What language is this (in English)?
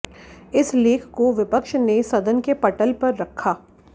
Hindi